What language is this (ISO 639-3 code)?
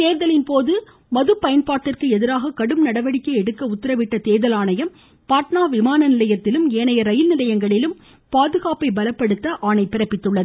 tam